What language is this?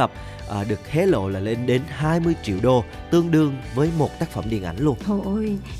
Vietnamese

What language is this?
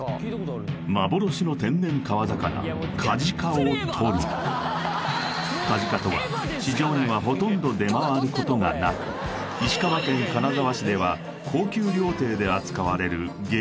Japanese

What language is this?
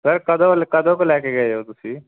Punjabi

